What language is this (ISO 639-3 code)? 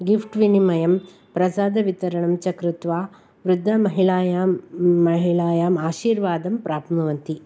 san